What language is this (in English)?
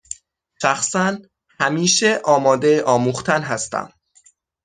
Persian